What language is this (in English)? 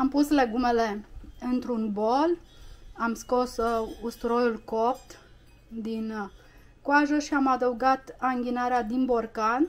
Romanian